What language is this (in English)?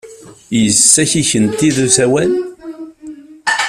Kabyle